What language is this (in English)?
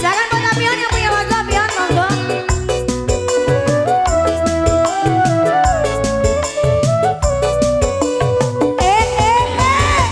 Indonesian